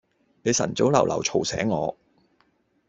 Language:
Cantonese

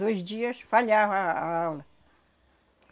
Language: Portuguese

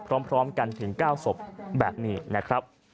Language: Thai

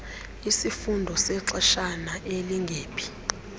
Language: Xhosa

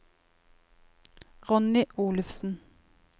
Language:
Norwegian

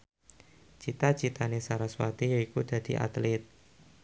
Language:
Javanese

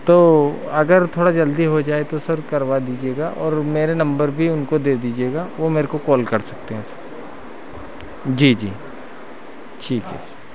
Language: Hindi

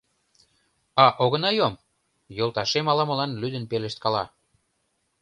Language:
Mari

